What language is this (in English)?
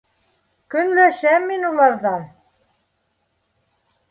Bashkir